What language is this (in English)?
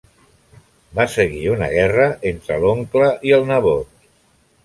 Catalan